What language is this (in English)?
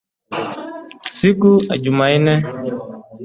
Swahili